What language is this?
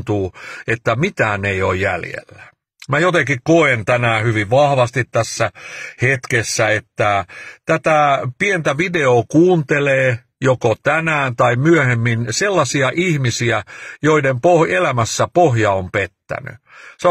Finnish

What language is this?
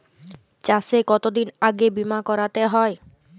Bangla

